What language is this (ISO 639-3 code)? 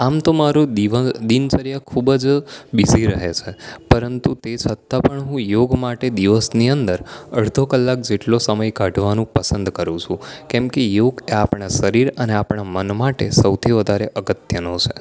guj